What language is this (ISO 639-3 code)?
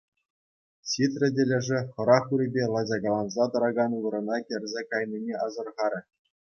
chv